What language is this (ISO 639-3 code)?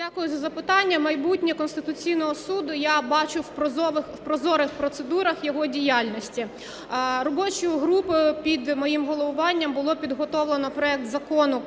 ukr